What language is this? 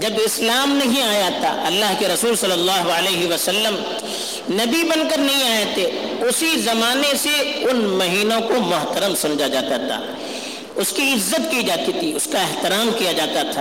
Urdu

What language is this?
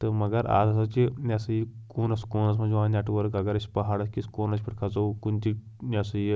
Kashmiri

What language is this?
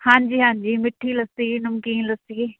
Punjabi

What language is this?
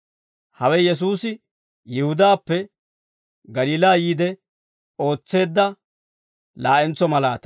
Dawro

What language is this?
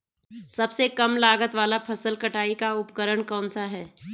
Hindi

